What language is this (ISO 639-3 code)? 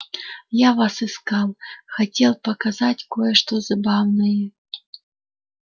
rus